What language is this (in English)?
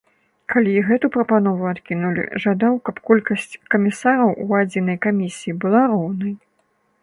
Belarusian